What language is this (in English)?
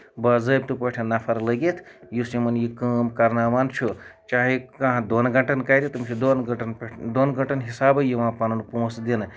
Kashmiri